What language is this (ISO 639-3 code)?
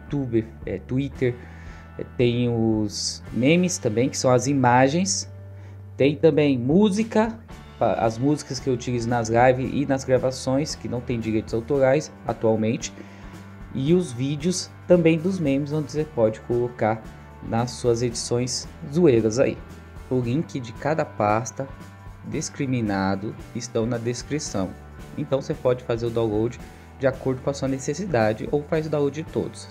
por